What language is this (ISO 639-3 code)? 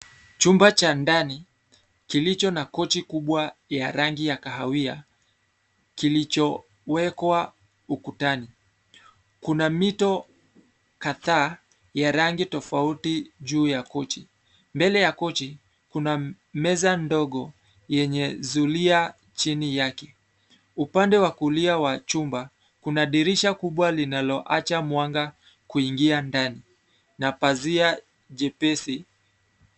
swa